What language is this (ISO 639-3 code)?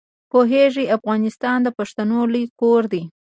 pus